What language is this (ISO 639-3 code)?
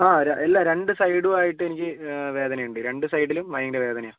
mal